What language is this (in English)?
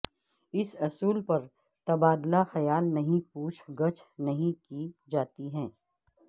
Urdu